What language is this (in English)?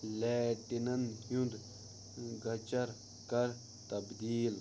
Kashmiri